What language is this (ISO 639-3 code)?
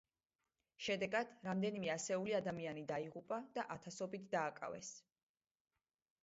kat